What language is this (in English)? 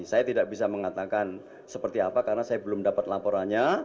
Indonesian